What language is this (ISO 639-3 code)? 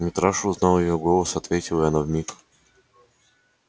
rus